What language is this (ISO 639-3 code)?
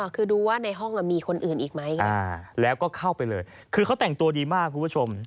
tha